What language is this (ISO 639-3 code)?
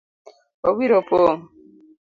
luo